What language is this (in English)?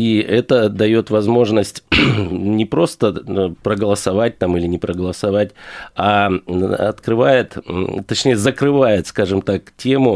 Russian